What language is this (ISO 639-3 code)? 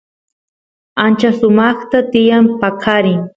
qus